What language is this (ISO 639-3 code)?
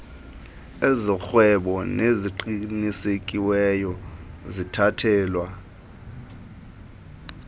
xho